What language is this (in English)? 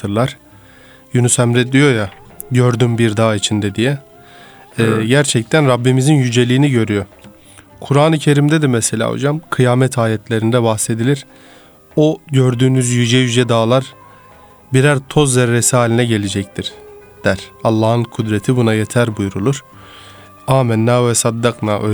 Turkish